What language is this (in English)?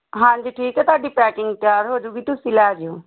Punjabi